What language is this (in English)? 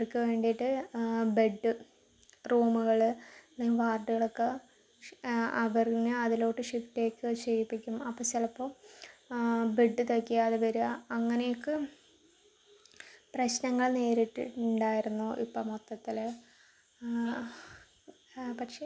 Malayalam